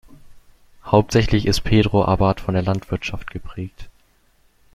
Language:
German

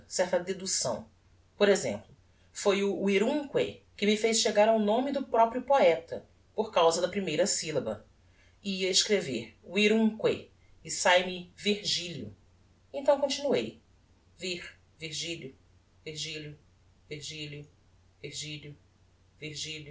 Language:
Portuguese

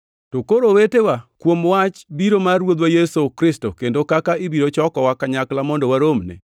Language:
Luo (Kenya and Tanzania)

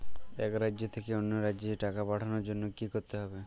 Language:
Bangla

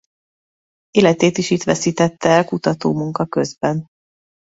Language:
Hungarian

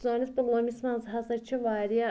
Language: Kashmiri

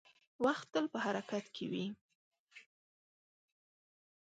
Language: Pashto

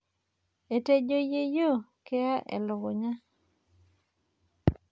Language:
Masai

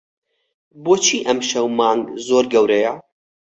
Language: Central Kurdish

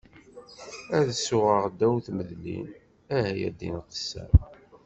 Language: Kabyle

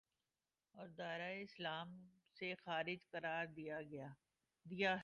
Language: Urdu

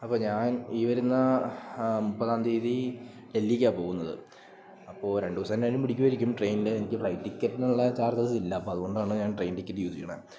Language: Malayalam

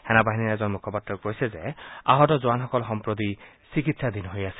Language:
Assamese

